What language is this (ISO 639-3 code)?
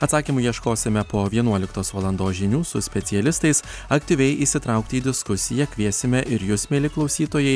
lit